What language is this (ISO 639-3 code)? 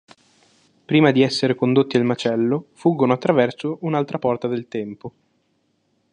ita